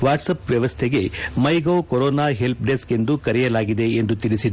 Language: Kannada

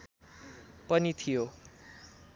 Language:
Nepali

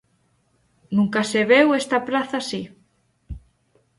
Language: Galician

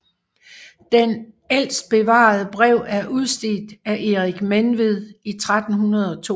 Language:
Danish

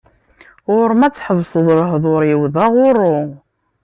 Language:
Kabyle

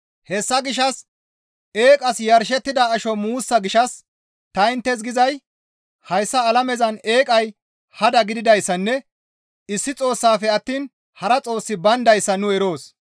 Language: Gamo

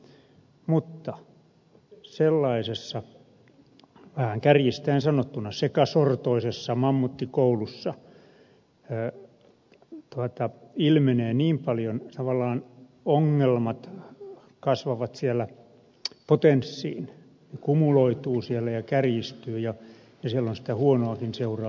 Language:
Finnish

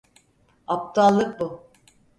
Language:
Turkish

